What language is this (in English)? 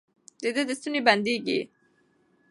Pashto